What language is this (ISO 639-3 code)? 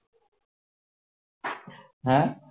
ben